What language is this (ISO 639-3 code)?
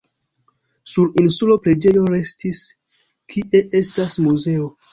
epo